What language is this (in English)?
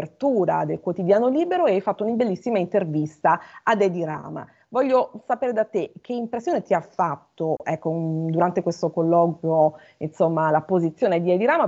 Italian